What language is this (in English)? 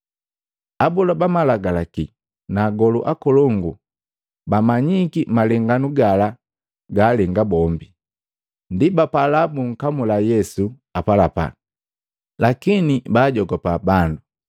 Matengo